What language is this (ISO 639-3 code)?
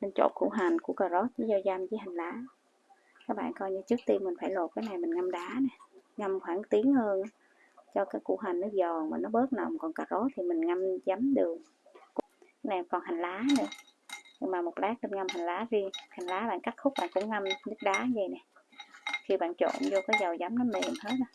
vie